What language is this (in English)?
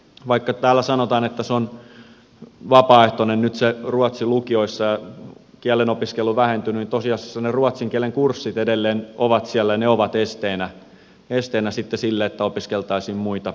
Finnish